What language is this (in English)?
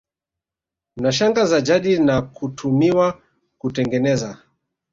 Swahili